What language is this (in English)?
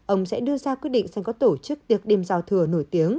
Vietnamese